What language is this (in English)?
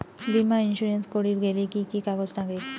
Bangla